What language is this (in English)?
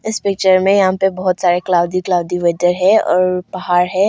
Hindi